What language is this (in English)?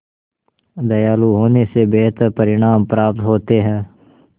Hindi